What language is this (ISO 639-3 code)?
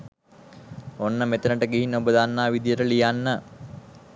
sin